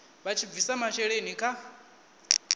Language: Venda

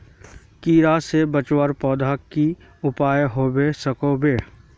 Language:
Magahi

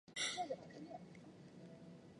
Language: Chinese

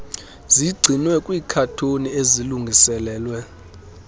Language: Xhosa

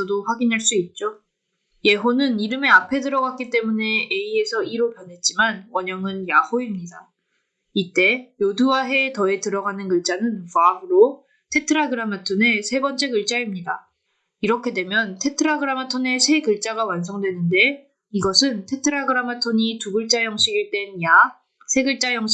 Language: Korean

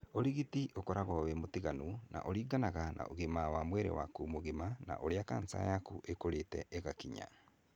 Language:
Kikuyu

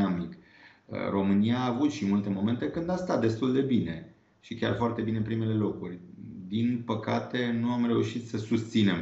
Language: Romanian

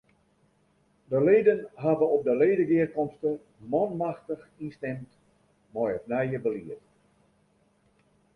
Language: Western Frisian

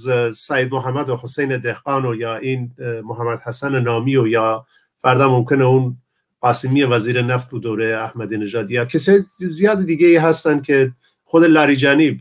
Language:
Persian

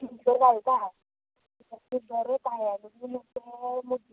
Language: Konkani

